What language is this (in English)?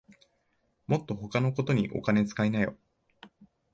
Japanese